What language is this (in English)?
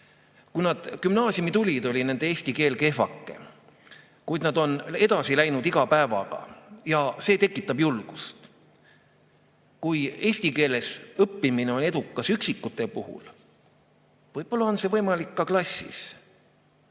Estonian